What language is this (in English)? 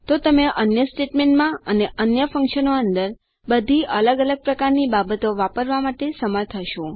Gujarati